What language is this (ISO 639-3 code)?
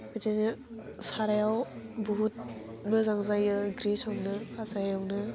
brx